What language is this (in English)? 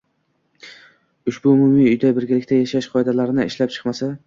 Uzbek